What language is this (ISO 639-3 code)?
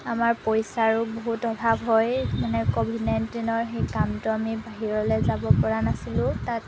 asm